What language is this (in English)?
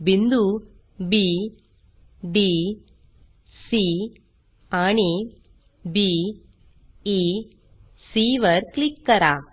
Marathi